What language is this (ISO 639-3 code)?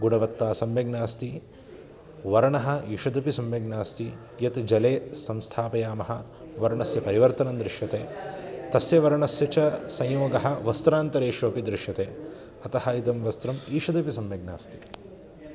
san